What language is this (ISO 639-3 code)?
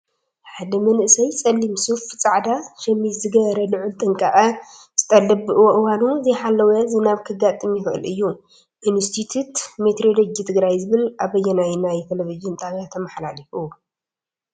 tir